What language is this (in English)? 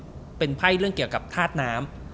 Thai